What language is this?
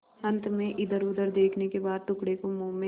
Hindi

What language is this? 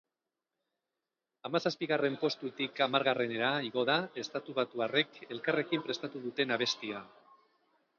Basque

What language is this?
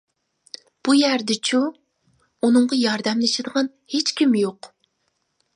Uyghur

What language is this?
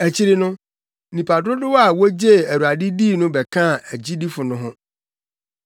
Akan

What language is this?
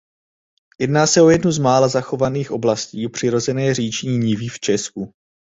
Czech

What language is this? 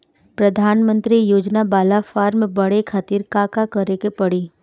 Bhojpuri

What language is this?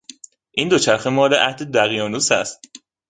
Persian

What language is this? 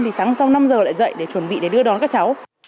Vietnamese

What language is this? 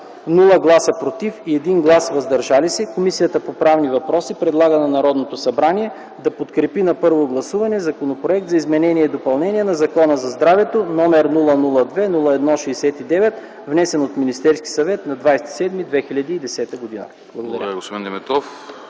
Bulgarian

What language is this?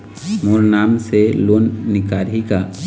Chhattisgarhi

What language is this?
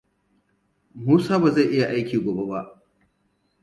Hausa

